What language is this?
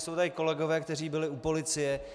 Czech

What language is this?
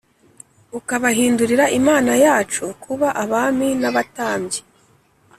Kinyarwanda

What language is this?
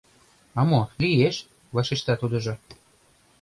Mari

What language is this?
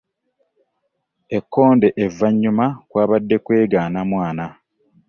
Ganda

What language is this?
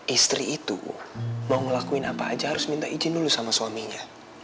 Indonesian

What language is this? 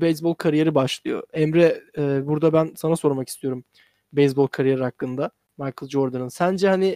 Turkish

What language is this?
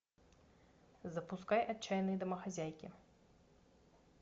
Russian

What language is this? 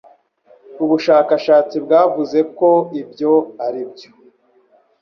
Kinyarwanda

